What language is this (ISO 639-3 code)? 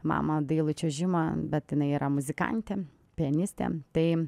lit